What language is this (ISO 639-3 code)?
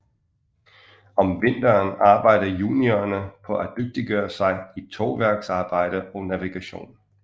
dan